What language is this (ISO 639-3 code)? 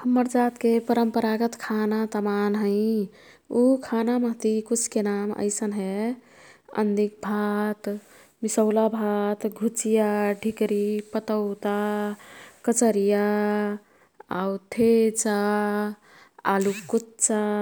tkt